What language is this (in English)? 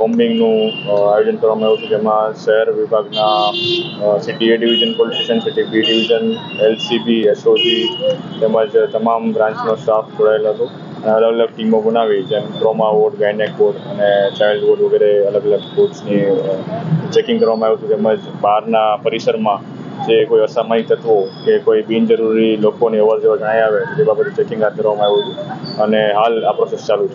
Gujarati